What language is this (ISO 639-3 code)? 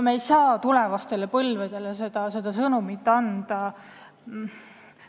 est